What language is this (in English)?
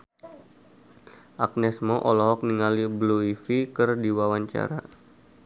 Sundanese